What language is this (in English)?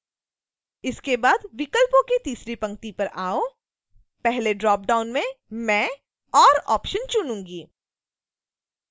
Hindi